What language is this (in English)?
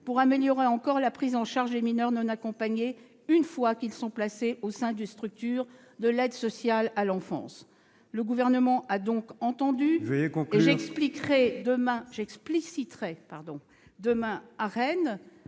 French